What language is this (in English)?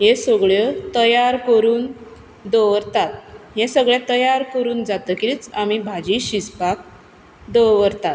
Konkani